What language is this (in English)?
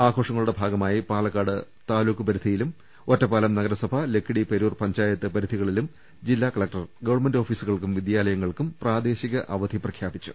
Malayalam